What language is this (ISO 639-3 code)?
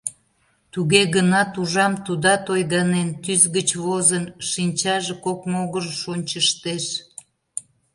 chm